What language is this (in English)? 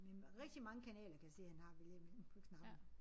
Danish